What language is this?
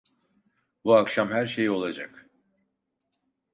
Turkish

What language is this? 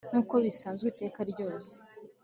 Kinyarwanda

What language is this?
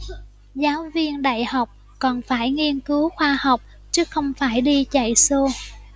Vietnamese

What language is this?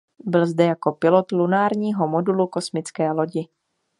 Czech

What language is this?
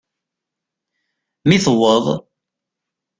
Kabyle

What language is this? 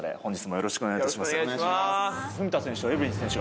Japanese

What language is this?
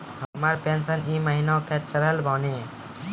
Maithili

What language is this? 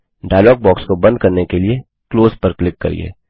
Hindi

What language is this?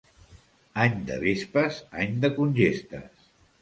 Catalan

